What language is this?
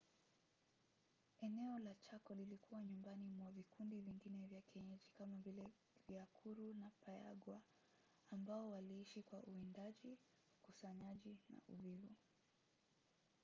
Swahili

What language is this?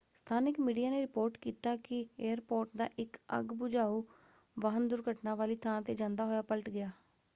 Punjabi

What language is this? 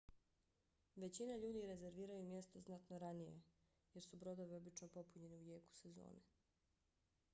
Bosnian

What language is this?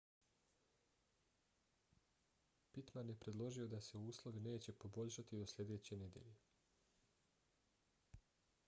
Bosnian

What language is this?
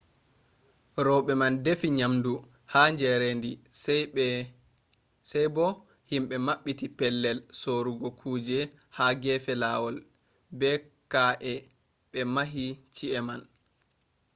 Fula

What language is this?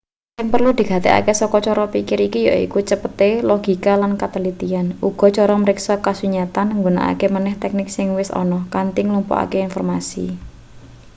Javanese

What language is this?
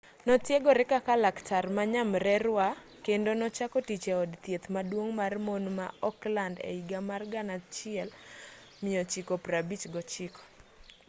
Luo (Kenya and Tanzania)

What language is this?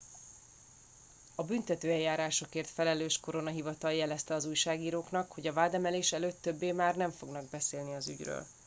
Hungarian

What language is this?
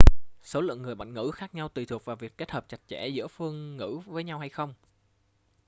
Vietnamese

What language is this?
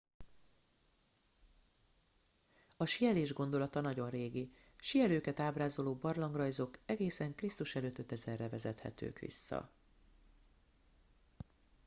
Hungarian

